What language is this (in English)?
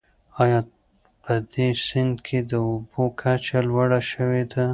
Pashto